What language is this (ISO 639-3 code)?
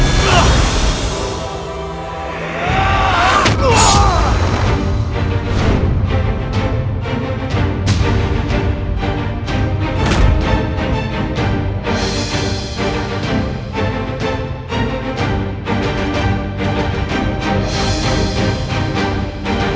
ind